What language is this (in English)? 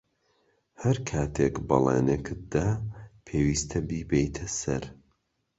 Central Kurdish